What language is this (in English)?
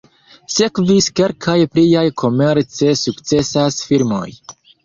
Esperanto